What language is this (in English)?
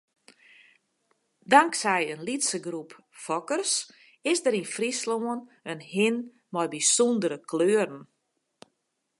Western Frisian